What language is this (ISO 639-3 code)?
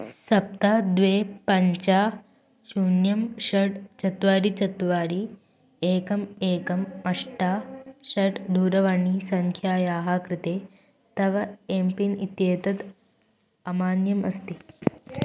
san